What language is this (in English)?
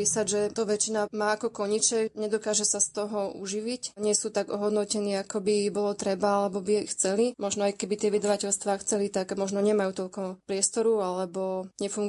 Slovak